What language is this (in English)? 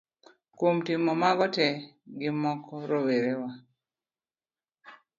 Luo (Kenya and Tanzania)